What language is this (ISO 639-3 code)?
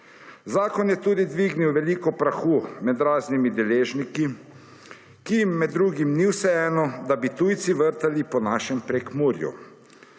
slv